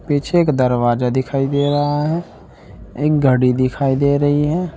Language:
Hindi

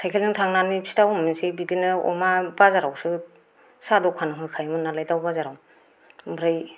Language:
Bodo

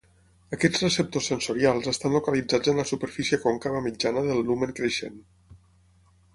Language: Catalan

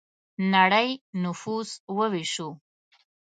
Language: Pashto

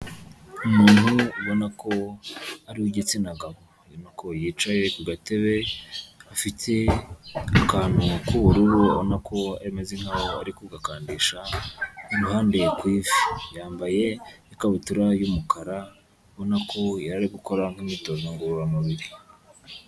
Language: Kinyarwanda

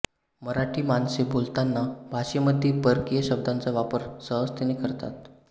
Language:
Marathi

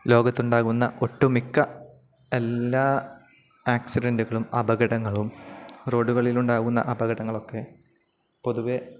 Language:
Malayalam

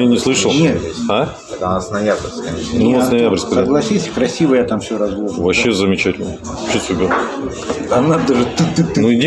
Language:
Russian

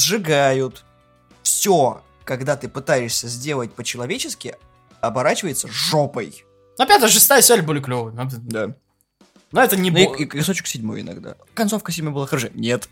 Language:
Russian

